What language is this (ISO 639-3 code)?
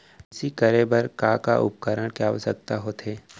hne